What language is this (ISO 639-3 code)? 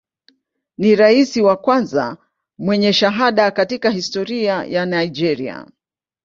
swa